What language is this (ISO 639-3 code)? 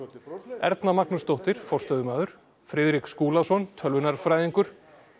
isl